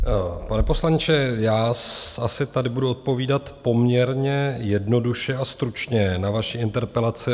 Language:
Czech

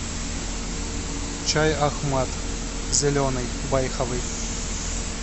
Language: Russian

